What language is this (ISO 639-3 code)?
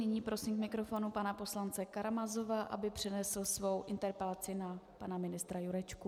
ces